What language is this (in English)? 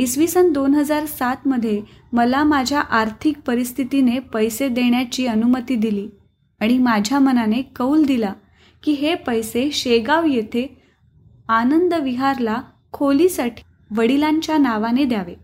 Marathi